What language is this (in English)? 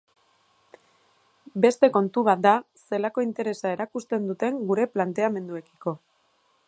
Basque